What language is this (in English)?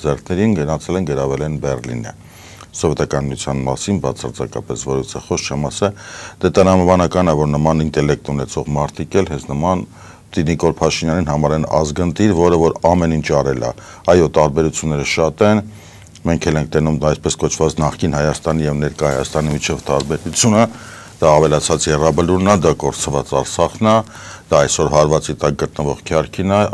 Romanian